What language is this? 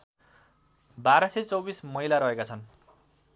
Nepali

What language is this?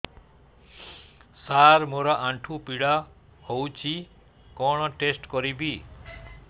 Odia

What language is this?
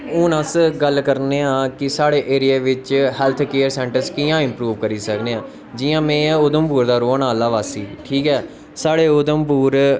Dogri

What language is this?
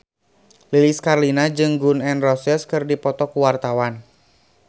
Sundanese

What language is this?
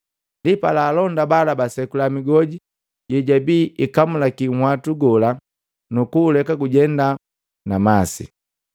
Matengo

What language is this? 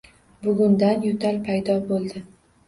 Uzbek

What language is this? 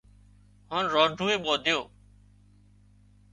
Wadiyara Koli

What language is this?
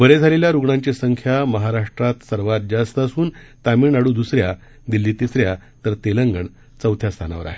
Marathi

